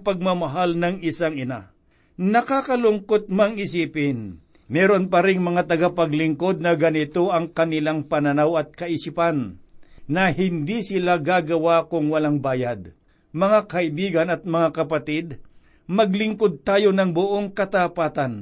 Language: Filipino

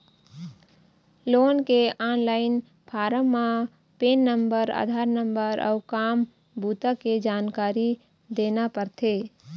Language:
Chhattisgarhi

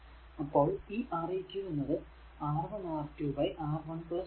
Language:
Malayalam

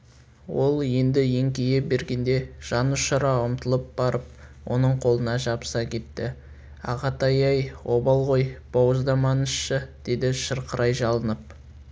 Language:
Kazakh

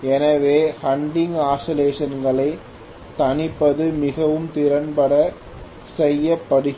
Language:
Tamil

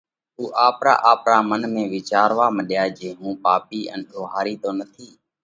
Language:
Parkari Koli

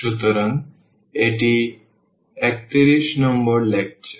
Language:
Bangla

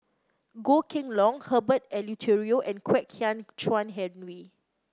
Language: English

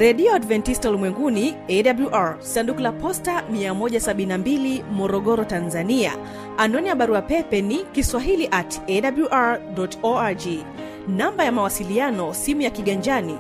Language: Swahili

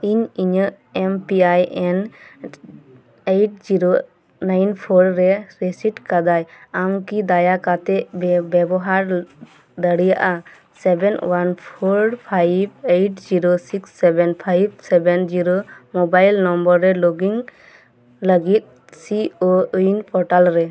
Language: Santali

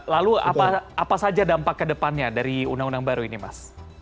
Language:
Indonesian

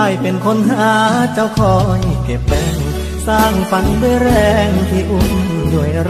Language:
Thai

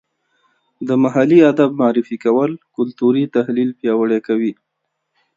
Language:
Pashto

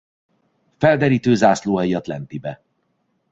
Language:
Hungarian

